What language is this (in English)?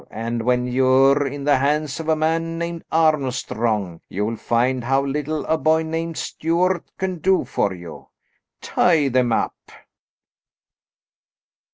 English